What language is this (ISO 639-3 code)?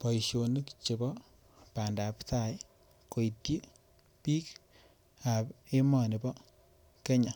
kln